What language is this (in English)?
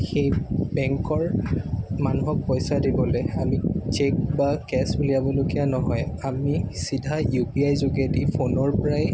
Assamese